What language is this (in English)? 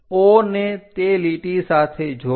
Gujarati